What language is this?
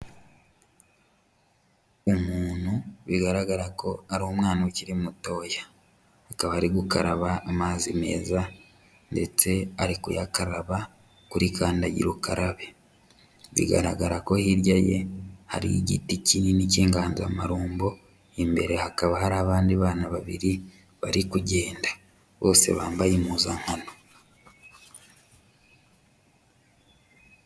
Kinyarwanda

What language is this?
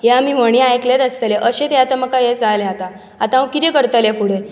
Konkani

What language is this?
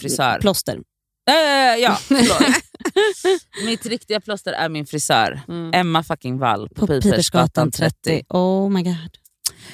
Swedish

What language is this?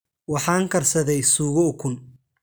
Somali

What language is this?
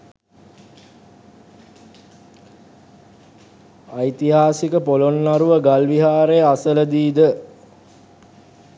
Sinhala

